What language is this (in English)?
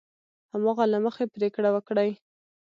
Pashto